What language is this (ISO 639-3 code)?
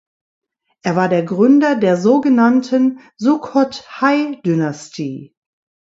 deu